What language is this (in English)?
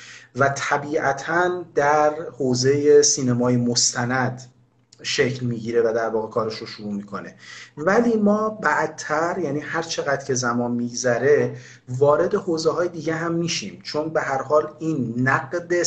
Persian